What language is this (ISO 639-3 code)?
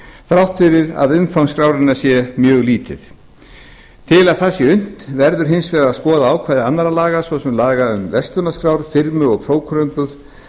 isl